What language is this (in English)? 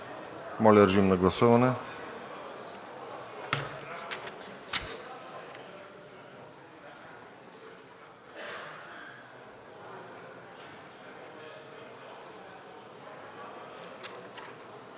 Bulgarian